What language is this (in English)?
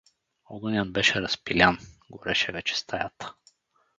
Bulgarian